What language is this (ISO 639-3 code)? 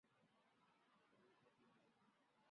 zho